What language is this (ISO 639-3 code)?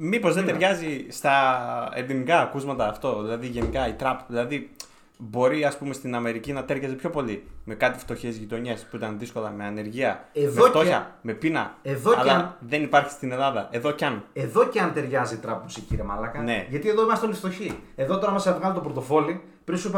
ell